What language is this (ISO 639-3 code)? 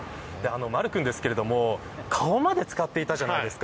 jpn